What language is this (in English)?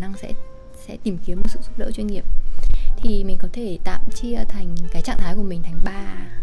Vietnamese